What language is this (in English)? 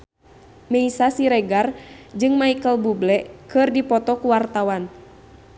Sundanese